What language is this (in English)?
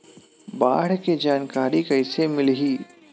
Chhattisgarhi